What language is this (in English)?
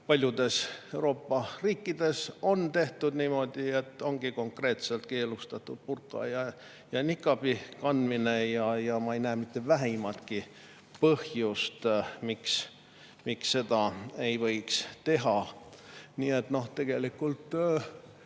Estonian